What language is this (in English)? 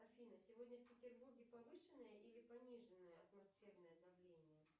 Russian